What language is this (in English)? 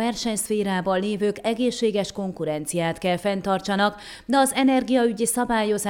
Hungarian